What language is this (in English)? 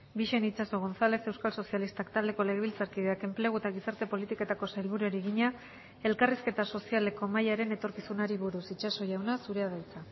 Basque